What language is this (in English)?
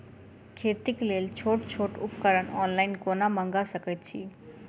Maithili